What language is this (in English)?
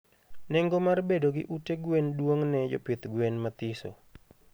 Luo (Kenya and Tanzania)